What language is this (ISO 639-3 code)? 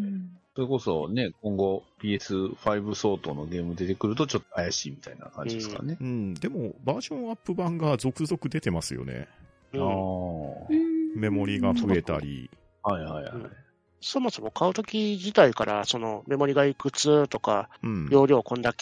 jpn